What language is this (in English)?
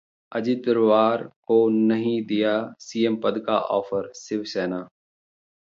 Hindi